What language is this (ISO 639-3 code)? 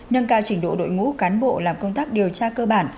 vie